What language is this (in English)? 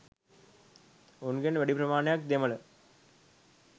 Sinhala